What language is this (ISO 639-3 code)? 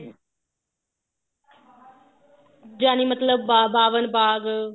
pan